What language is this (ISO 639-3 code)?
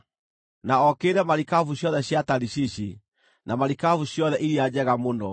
kik